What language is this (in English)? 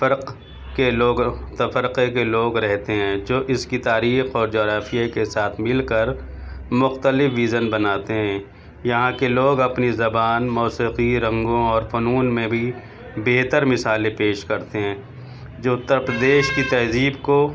Urdu